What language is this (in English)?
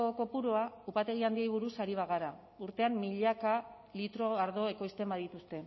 Basque